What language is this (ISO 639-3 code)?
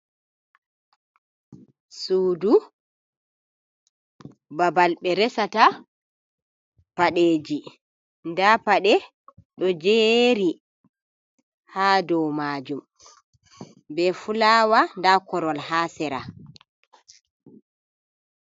ful